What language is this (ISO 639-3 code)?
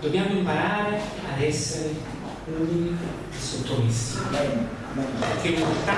ita